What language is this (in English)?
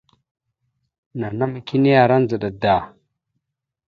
Mada (Cameroon)